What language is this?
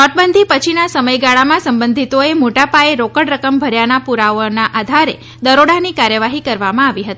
Gujarati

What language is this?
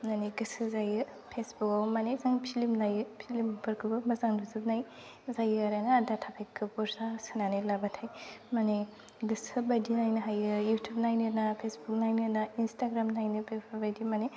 Bodo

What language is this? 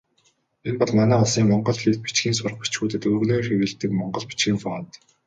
Mongolian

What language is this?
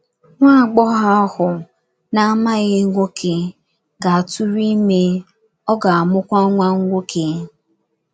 Igbo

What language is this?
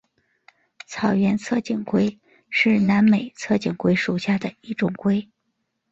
Chinese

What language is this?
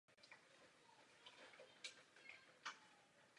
Czech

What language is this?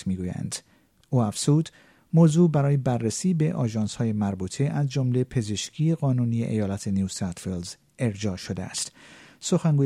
Persian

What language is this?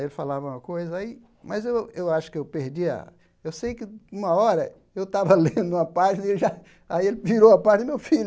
Portuguese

